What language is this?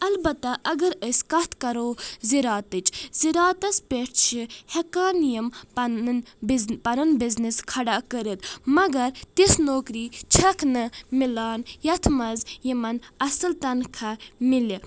Kashmiri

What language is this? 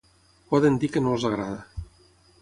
Catalan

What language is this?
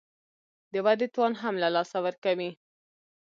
Pashto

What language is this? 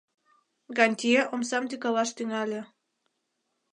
Mari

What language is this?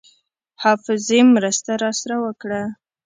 Pashto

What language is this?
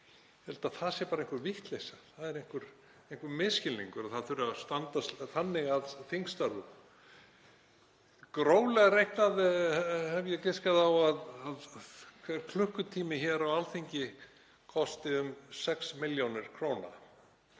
Icelandic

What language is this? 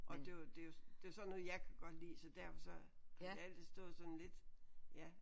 Danish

